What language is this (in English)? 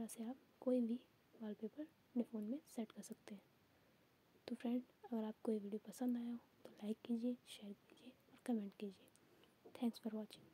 Hindi